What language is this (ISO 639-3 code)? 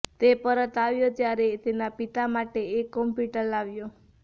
guj